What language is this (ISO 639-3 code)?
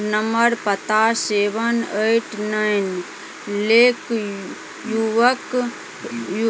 mai